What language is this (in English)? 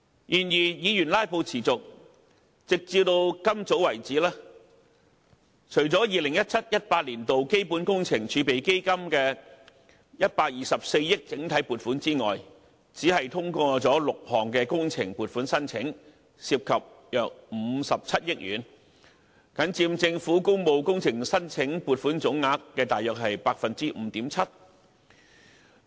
Cantonese